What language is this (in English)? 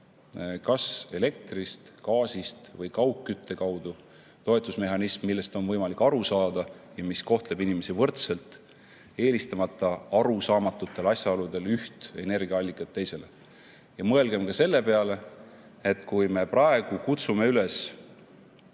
Estonian